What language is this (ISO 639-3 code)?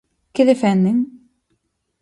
glg